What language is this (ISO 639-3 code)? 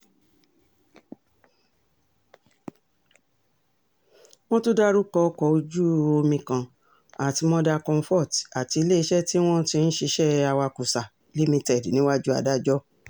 yor